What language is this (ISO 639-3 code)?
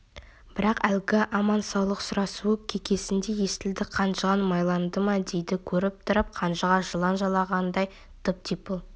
kaz